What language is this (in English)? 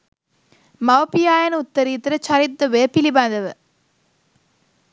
Sinhala